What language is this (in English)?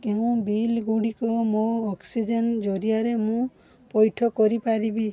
Odia